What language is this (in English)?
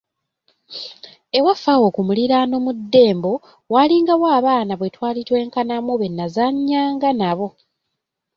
Ganda